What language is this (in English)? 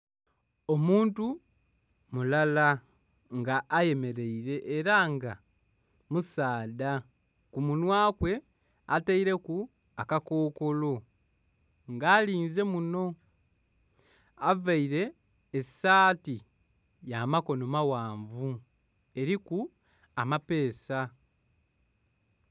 Soga